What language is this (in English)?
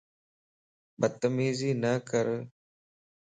Lasi